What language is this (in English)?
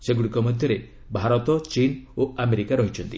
Odia